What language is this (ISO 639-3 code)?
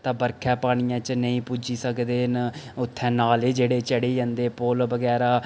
doi